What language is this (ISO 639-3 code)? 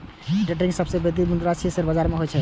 mai